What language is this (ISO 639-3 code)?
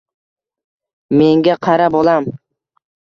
uzb